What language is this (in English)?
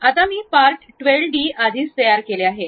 Marathi